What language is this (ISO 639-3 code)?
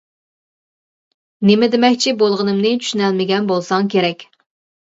uig